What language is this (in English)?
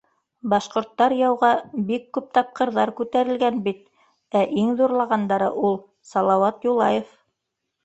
Bashkir